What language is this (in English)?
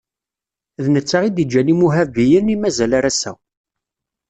Kabyle